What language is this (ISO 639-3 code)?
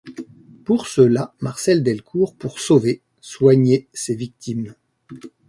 fra